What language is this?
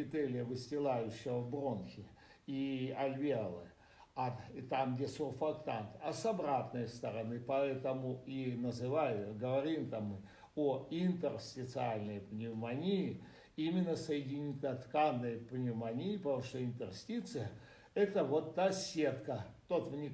Russian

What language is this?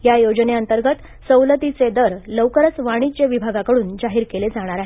Marathi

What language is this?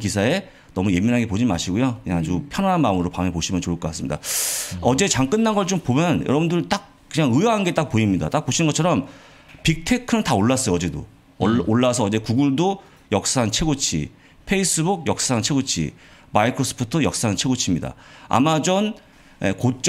Korean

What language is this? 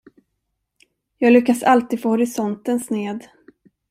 Swedish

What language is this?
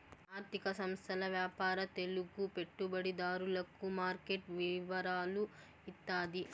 Telugu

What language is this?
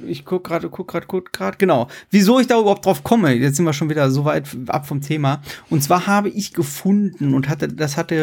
German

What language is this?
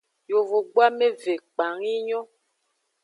Aja (Benin)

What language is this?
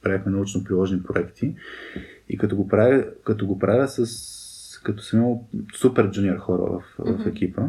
Bulgarian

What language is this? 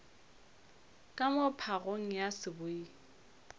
Northern Sotho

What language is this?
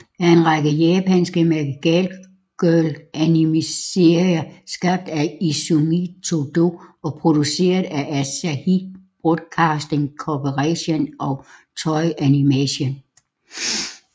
Danish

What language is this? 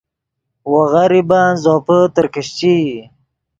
Yidgha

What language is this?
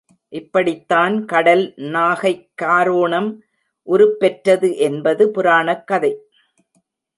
Tamil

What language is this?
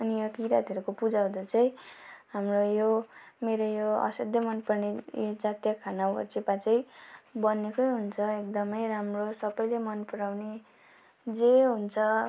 Nepali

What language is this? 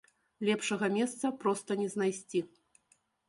Belarusian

